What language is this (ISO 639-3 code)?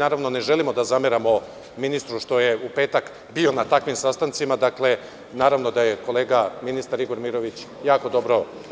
srp